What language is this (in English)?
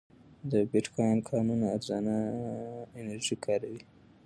Pashto